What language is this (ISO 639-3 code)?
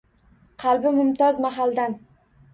uzb